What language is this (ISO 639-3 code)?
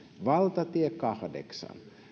fin